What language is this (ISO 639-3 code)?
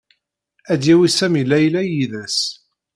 kab